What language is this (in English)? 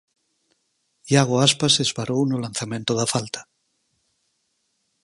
Galician